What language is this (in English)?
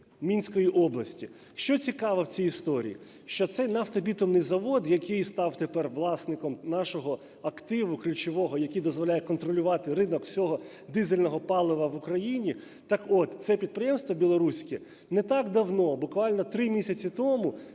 Ukrainian